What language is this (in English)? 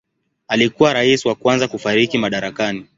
Swahili